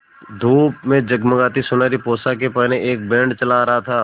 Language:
Hindi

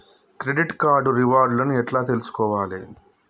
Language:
Telugu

